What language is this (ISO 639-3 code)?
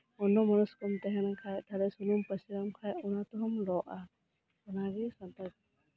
sat